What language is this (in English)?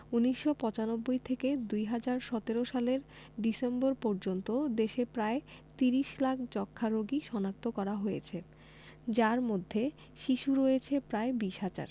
Bangla